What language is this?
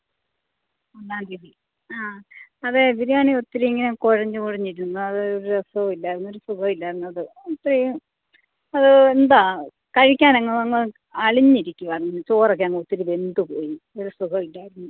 Malayalam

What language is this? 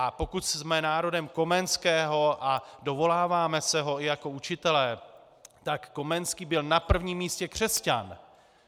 Czech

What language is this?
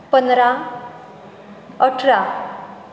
Konkani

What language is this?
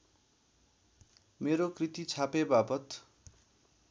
Nepali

